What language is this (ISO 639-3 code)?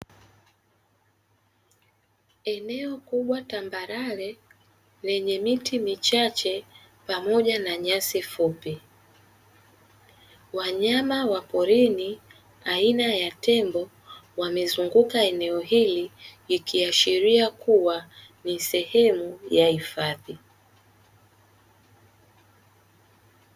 swa